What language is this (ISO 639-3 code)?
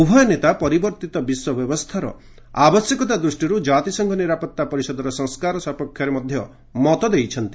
ori